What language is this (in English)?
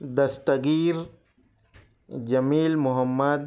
Urdu